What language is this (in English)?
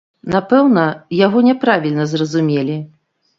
Belarusian